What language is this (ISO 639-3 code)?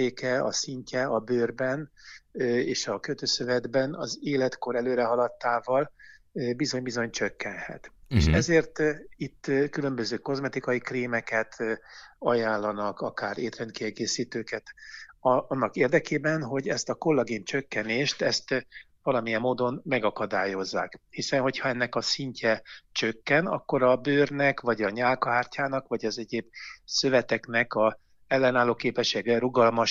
hun